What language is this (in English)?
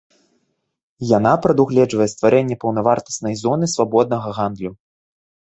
Belarusian